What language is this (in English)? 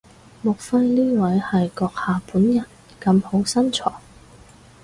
Cantonese